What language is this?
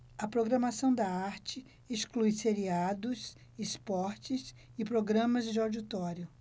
Portuguese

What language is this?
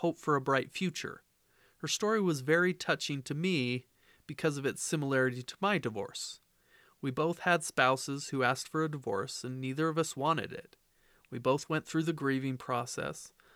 English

